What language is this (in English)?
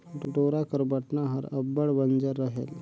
Chhattisgarhi